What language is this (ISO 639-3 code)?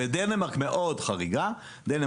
heb